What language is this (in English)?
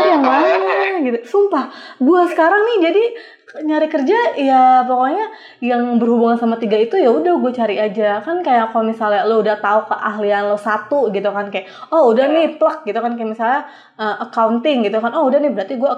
Indonesian